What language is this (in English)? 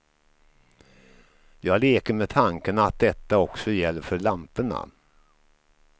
Swedish